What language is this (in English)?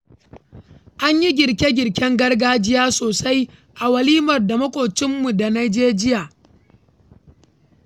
Hausa